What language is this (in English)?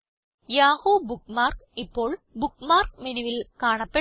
Malayalam